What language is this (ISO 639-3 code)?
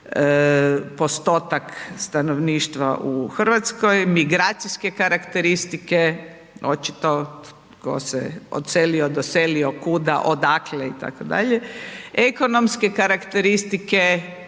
hrv